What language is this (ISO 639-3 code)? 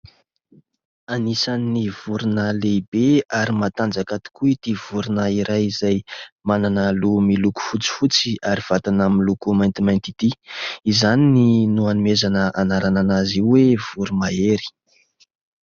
mlg